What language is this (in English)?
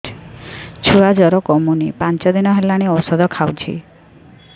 Odia